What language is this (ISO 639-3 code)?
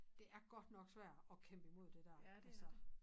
dan